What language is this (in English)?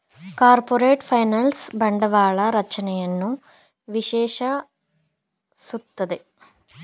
Kannada